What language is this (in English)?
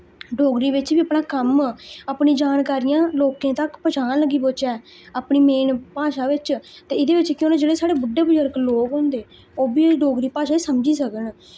Dogri